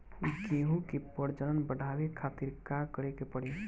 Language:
Bhojpuri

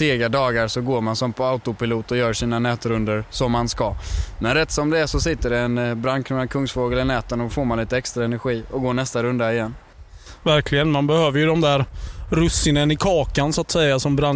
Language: Swedish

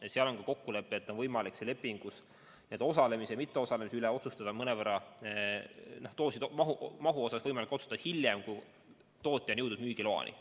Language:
Estonian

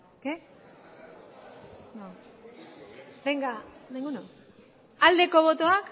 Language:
Basque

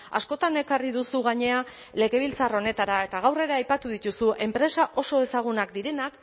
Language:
Basque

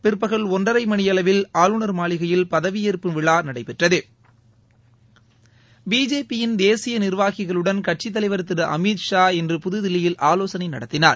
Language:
Tamil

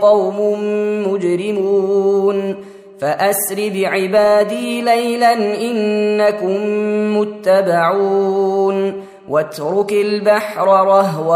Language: Arabic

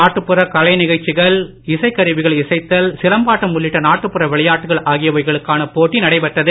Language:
Tamil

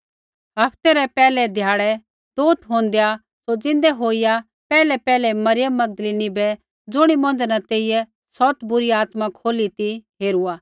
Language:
Kullu Pahari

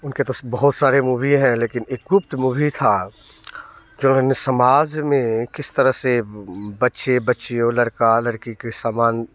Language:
Hindi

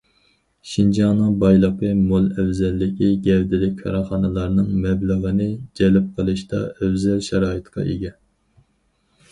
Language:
Uyghur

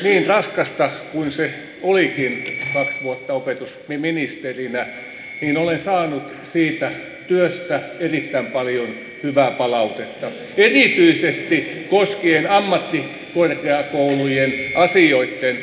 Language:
Finnish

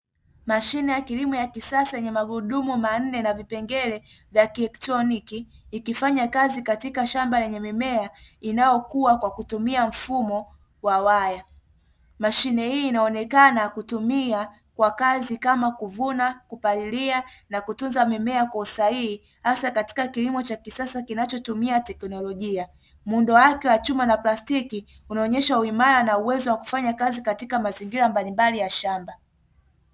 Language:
Swahili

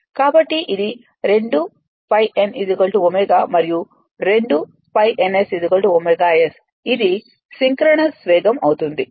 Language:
Telugu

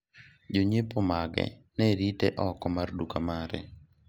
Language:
Luo (Kenya and Tanzania)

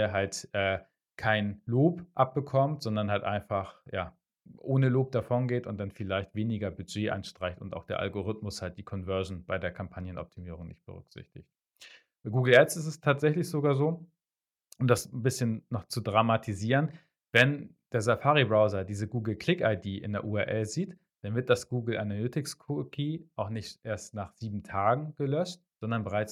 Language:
German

